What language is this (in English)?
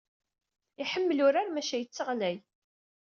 Kabyle